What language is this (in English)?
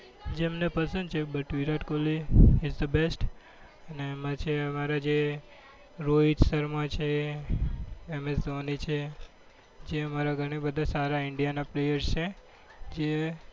Gujarati